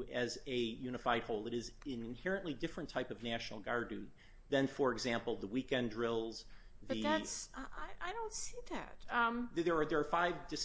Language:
English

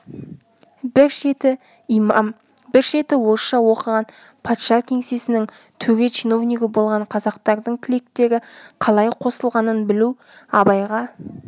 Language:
Kazakh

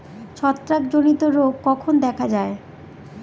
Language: Bangla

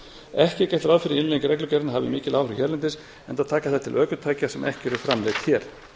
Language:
Icelandic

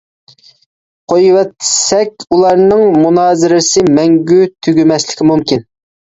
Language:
Uyghur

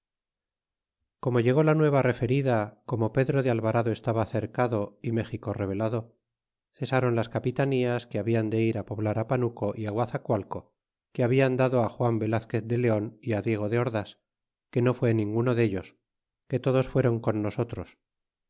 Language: Spanish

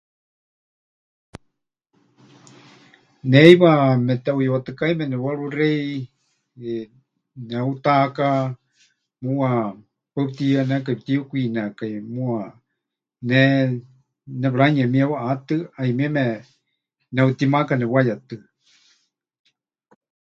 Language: Huichol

